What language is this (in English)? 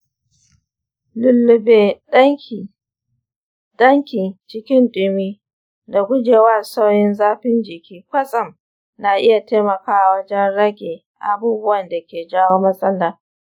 Hausa